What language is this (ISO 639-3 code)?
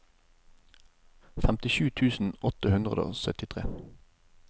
nor